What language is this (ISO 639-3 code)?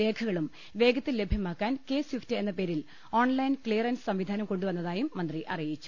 mal